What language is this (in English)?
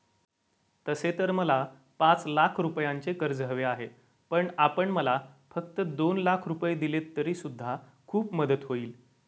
Marathi